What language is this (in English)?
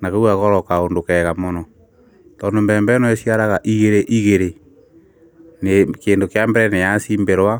Kikuyu